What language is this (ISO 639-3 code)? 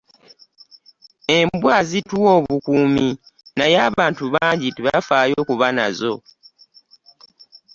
lug